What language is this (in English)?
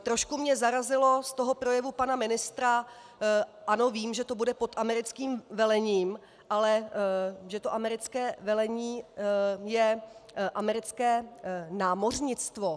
Czech